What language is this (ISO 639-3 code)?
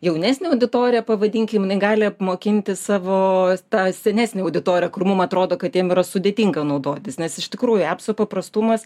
lit